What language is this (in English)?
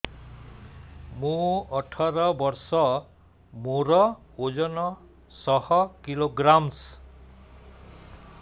Odia